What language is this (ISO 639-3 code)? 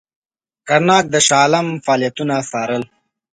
pus